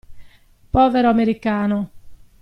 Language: Italian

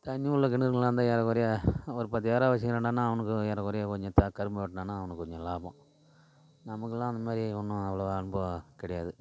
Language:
Tamil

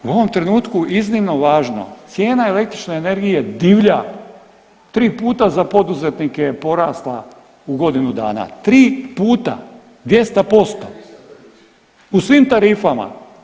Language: Croatian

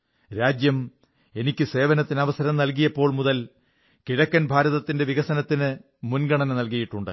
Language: Malayalam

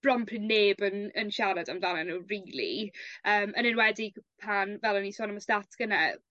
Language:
Welsh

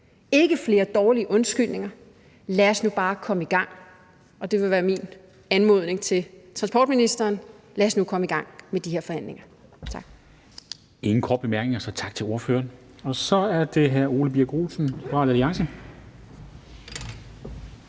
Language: Danish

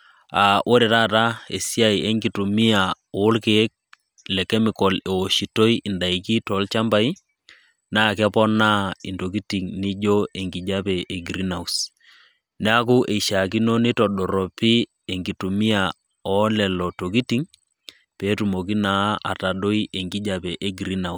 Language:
Masai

